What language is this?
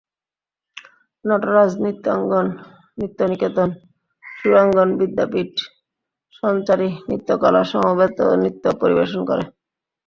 Bangla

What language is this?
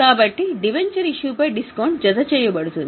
Telugu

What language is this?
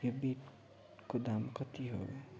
Nepali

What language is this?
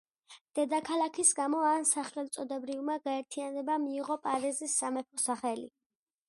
Georgian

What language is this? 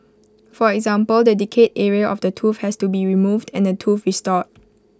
English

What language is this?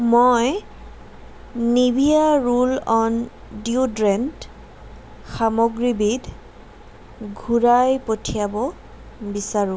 Assamese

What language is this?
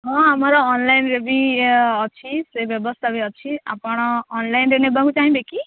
Odia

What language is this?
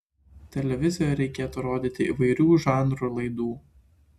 Lithuanian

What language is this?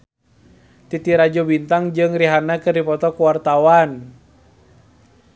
Sundanese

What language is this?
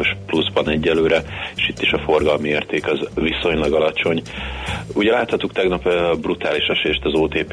Hungarian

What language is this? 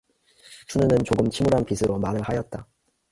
Korean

